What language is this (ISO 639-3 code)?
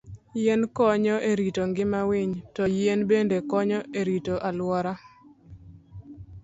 luo